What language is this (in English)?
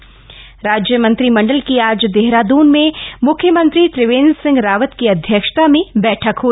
Hindi